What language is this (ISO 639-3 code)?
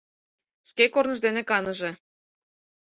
chm